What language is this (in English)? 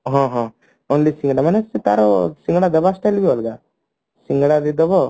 Odia